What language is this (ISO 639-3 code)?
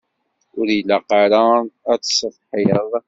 kab